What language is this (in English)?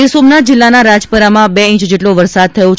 Gujarati